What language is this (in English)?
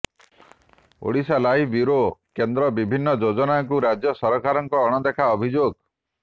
Odia